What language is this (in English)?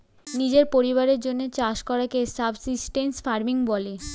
Bangla